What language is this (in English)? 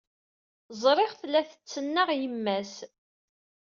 Kabyle